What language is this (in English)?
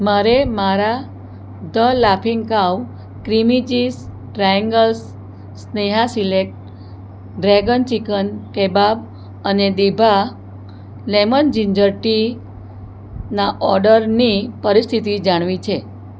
Gujarati